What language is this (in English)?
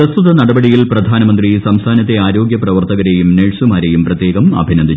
Malayalam